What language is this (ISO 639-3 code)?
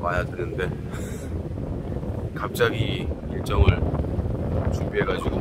kor